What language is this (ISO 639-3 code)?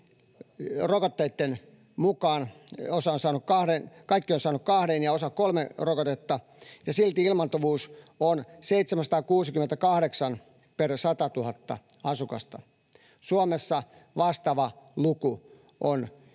fin